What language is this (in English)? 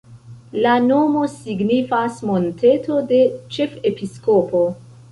Esperanto